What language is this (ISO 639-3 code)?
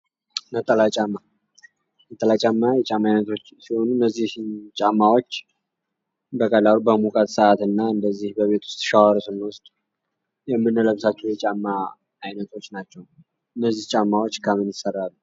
amh